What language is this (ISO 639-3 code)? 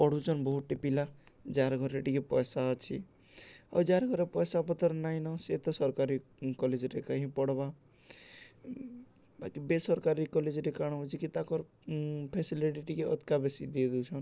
ori